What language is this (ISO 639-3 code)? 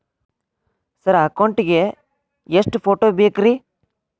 kan